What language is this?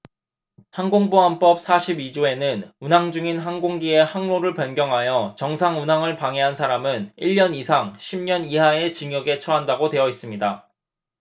Korean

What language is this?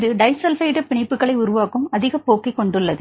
Tamil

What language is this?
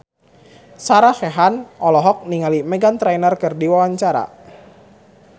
Sundanese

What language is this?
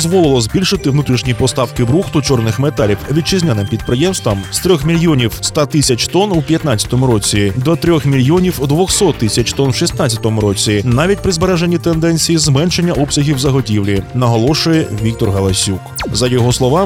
Ukrainian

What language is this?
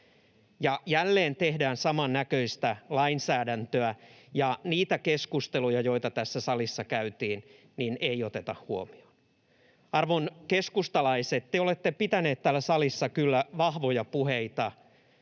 Finnish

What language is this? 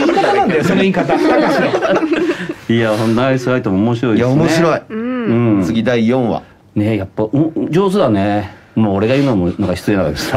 Japanese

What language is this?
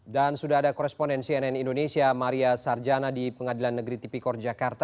Indonesian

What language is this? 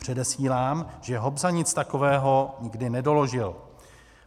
Czech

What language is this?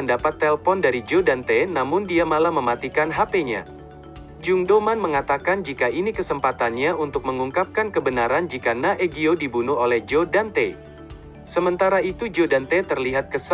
Indonesian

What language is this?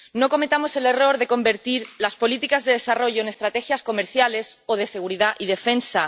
Spanish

